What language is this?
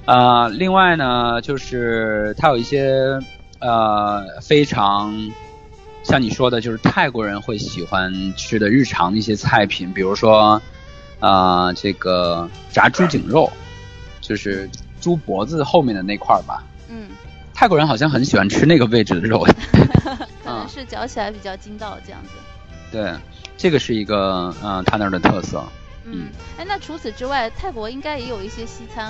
Chinese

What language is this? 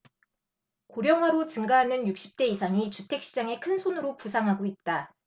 Korean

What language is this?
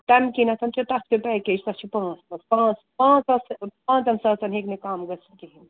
Kashmiri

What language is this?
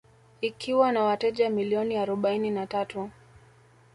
Swahili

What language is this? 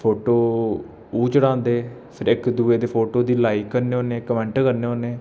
Dogri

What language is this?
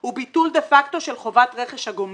Hebrew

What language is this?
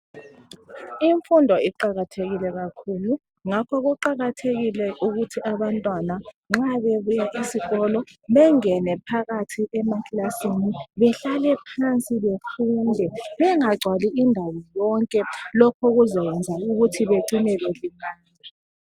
North Ndebele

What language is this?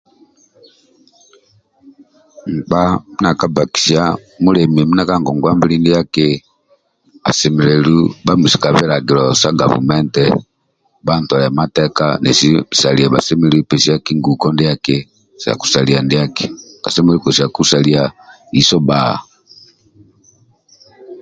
Amba (Uganda)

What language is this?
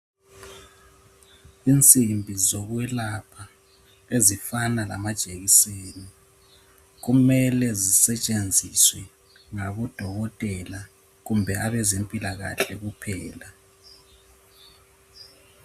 North Ndebele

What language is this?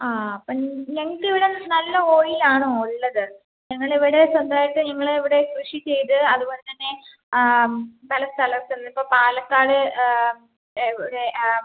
Malayalam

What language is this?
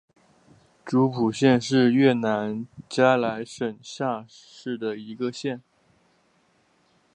Chinese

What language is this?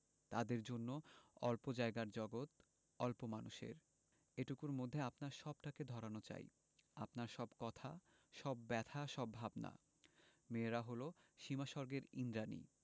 Bangla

